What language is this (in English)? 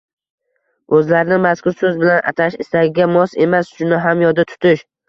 Uzbek